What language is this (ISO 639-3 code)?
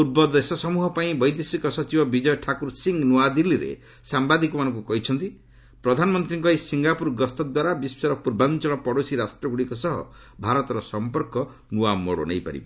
ori